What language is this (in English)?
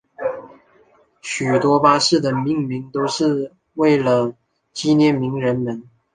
Chinese